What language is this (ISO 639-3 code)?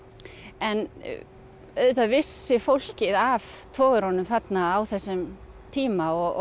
isl